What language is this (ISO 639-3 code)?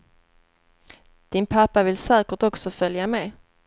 swe